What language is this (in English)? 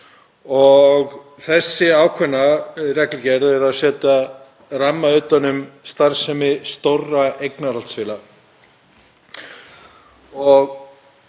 Icelandic